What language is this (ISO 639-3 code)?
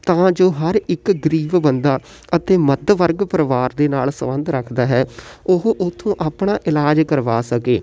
pan